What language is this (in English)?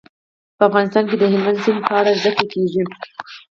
Pashto